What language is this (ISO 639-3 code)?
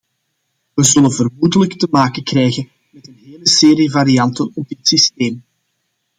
nld